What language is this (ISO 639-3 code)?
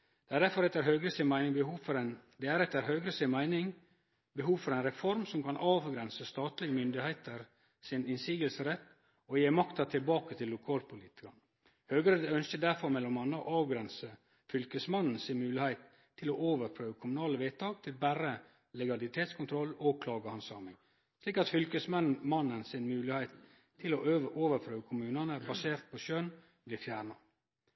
nno